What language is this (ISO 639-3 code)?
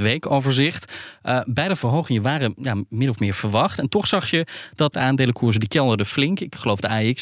nld